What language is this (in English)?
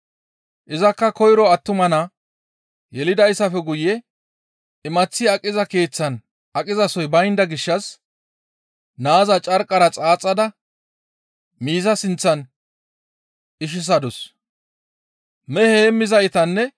Gamo